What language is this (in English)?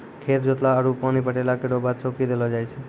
Maithili